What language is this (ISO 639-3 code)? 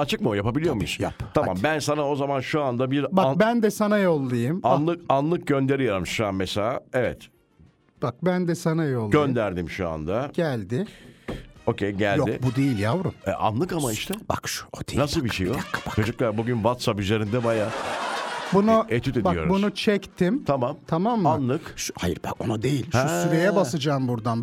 tur